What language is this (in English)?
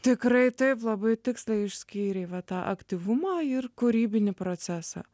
Lithuanian